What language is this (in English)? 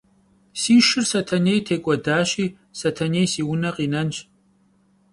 Kabardian